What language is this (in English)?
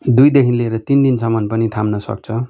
Nepali